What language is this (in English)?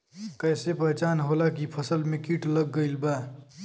Bhojpuri